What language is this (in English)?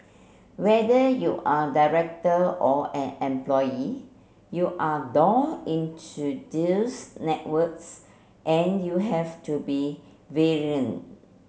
English